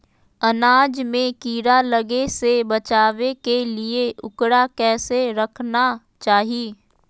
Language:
Magahi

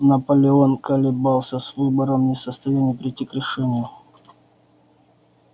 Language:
Russian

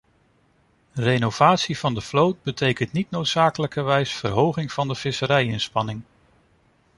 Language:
Dutch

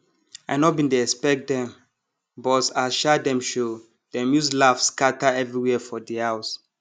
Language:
Nigerian Pidgin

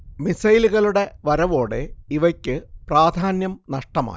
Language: Malayalam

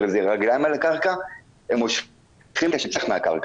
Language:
Hebrew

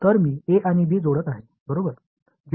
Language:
Marathi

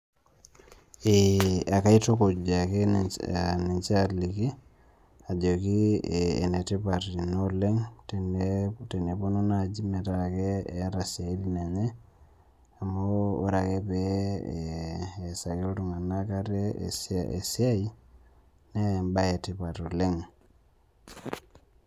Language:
Masai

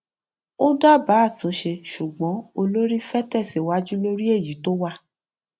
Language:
Yoruba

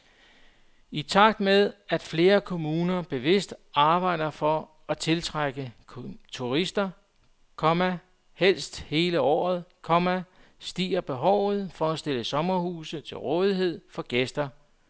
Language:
Danish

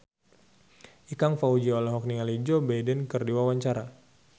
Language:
Sundanese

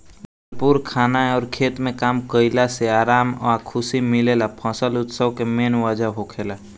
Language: Bhojpuri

